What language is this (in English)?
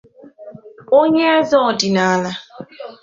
Igbo